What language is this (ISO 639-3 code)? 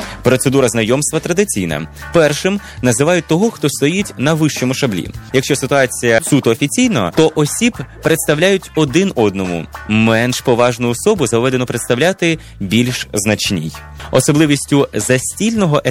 ukr